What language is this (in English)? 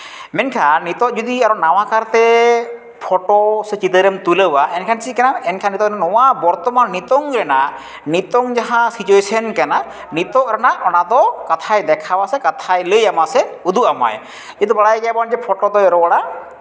Santali